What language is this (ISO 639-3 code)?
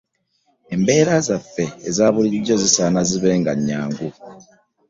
lug